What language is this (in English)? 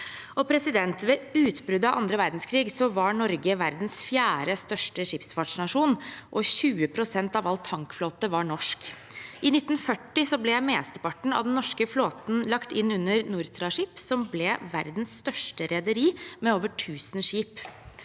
Norwegian